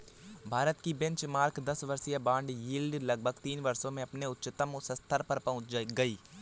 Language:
Hindi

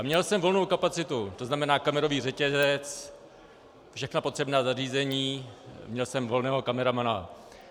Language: Czech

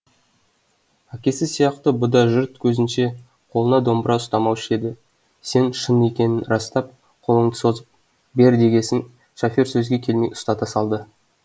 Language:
Kazakh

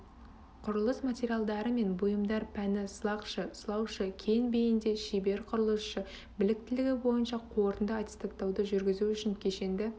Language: Kazakh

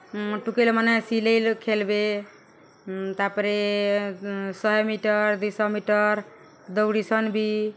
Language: Odia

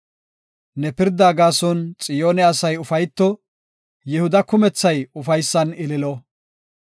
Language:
Gofa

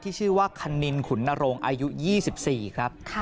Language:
Thai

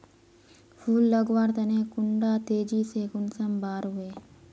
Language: Magahi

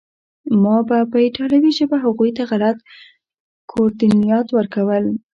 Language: Pashto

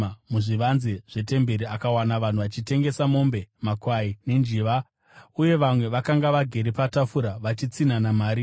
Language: Shona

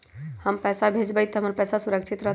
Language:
Magahi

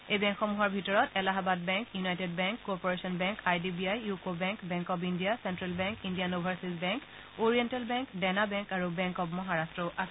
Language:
Assamese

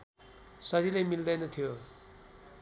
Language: Nepali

